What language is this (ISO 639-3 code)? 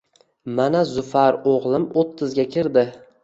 uzb